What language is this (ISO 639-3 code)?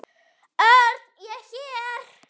isl